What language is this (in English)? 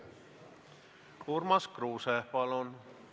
Estonian